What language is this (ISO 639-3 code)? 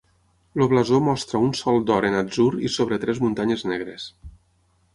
cat